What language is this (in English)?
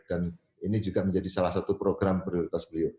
Indonesian